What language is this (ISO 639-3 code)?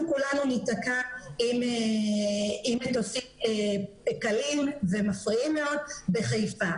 heb